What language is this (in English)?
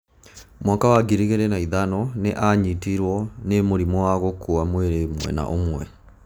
Kikuyu